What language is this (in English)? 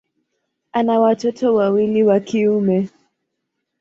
Swahili